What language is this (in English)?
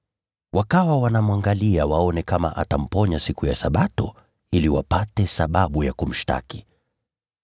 Swahili